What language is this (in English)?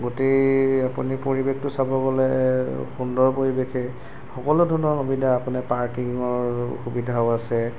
Assamese